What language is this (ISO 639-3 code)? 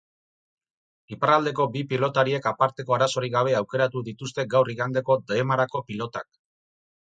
eus